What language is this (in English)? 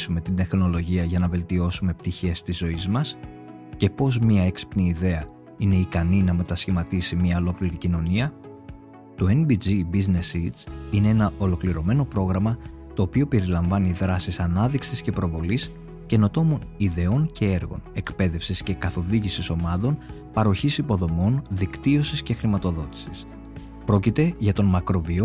Greek